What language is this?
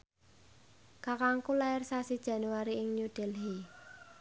Javanese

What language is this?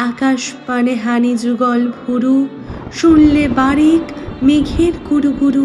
Bangla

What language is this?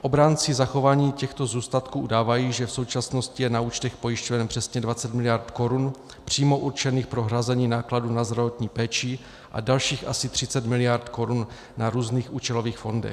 Czech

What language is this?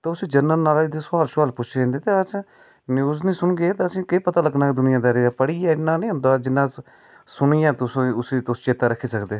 Dogri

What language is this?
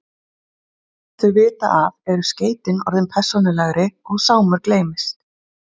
Icelandic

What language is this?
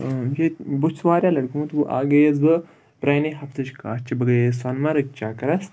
Kashmiri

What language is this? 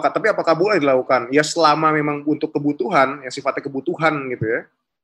Indonesian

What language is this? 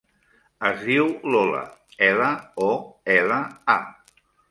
Catalan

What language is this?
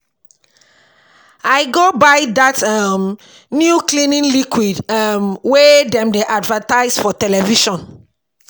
Nigerian Pidgin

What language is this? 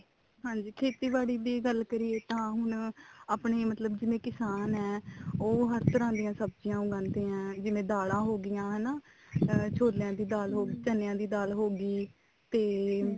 Punjabi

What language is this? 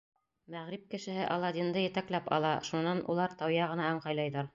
Bashkir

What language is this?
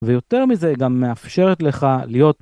Hebrew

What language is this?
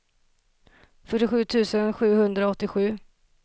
Swedish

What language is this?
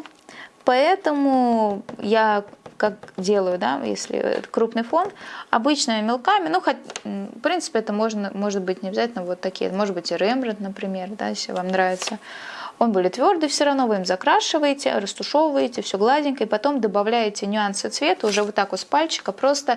Russian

